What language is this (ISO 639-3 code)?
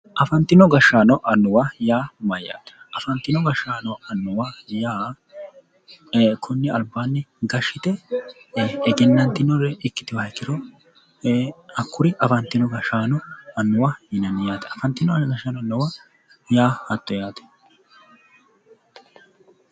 sid